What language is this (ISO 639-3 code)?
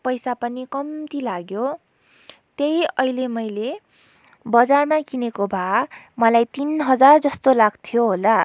nep